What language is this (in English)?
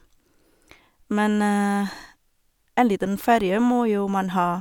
Norwegian